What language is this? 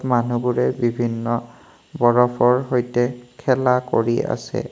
Assamese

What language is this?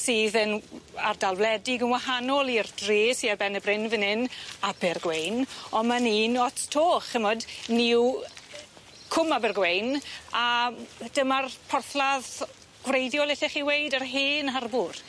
Welsh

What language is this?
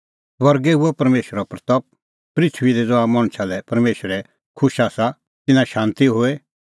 Kullu Pahari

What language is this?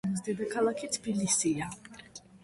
Georgian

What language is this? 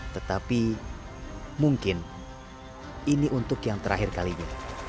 Indonesian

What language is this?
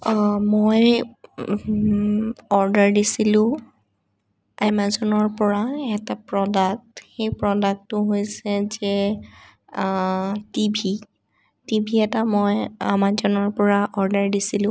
Assamese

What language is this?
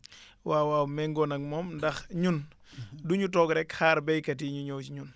Wolof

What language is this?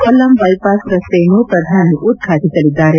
Kannada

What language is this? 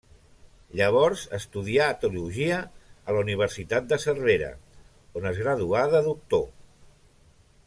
Catalan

